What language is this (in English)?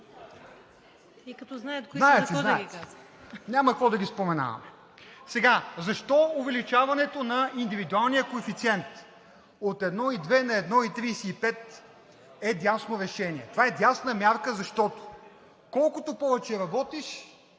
Bulgarian